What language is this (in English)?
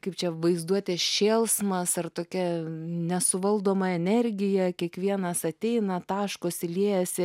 Lithuanian